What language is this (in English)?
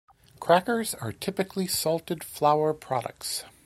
English